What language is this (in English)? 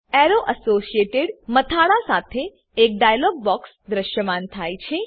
Gujarati